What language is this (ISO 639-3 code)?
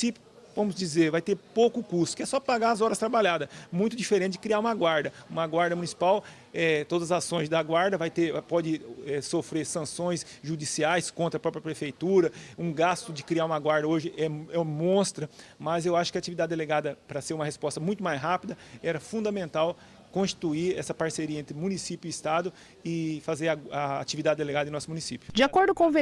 por